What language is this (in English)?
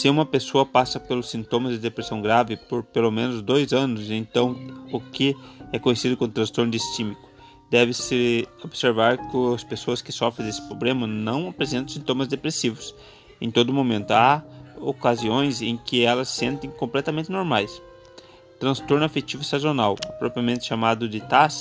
Portuguese